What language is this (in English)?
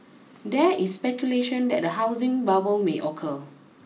English